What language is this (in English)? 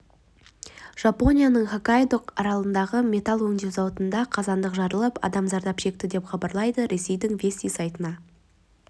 Kazakh